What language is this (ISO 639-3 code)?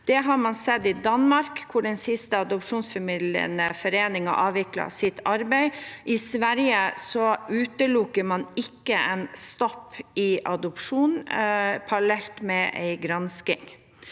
nor